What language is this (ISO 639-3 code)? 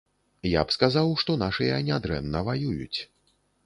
bel